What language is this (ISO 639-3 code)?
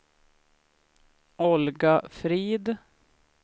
swe